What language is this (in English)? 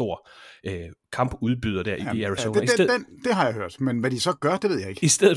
Danish